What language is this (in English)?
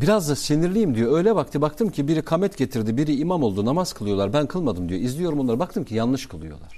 Turkish